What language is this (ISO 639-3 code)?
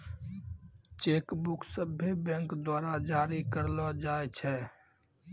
mai